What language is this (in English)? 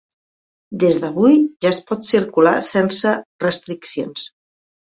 Catalan